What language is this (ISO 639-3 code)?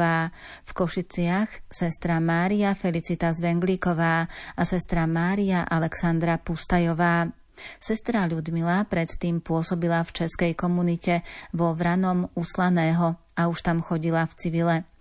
slk